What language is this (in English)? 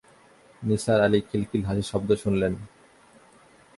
Bangla